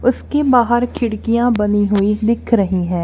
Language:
Hindi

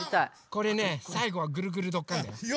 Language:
Japanese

